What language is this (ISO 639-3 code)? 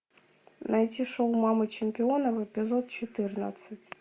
rus